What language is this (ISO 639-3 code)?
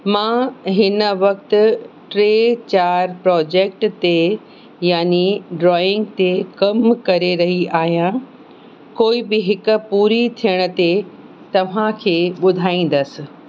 snd